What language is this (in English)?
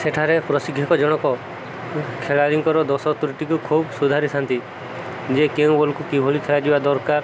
Odia